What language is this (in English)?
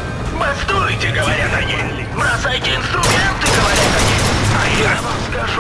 Russian